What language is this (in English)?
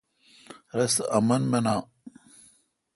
Kalkoti